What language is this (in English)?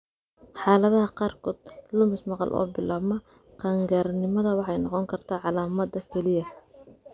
Somali